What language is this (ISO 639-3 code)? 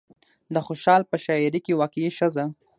pus